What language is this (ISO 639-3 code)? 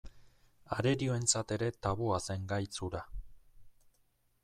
eus